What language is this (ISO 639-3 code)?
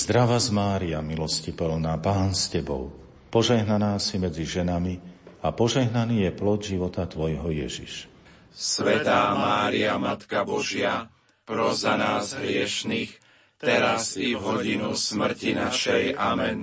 slk